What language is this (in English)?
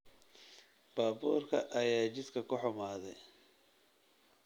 Somali